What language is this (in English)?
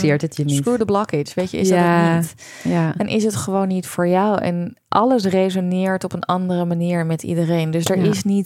Dutch